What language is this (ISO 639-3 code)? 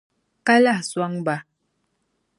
dag